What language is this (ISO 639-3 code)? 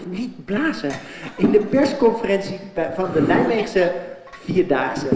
nld